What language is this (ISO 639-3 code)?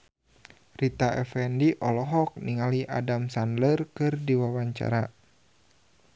sun